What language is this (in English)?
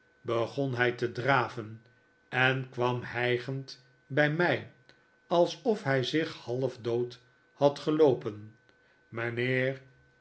Dutch